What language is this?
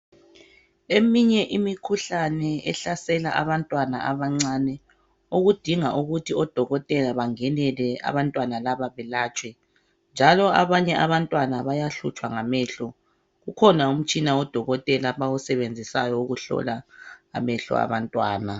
North Ndebele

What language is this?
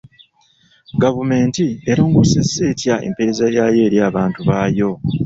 Ganda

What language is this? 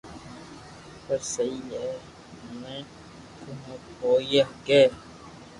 Loarki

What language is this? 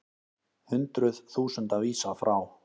Icelandic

